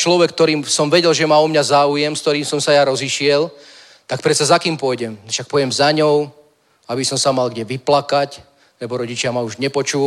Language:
Czech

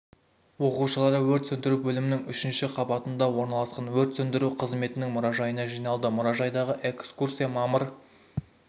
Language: Kazakh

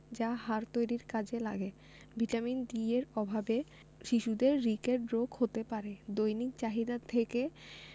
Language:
Bangla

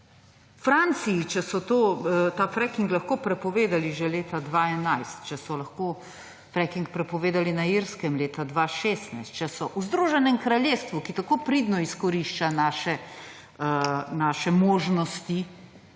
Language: Slovenian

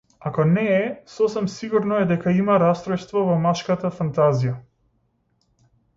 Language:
Macedonian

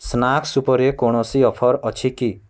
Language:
Odia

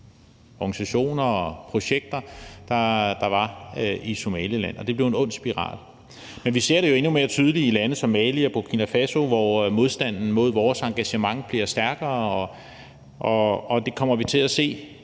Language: Danish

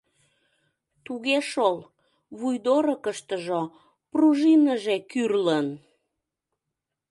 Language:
Mari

